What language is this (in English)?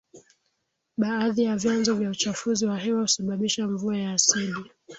Swahili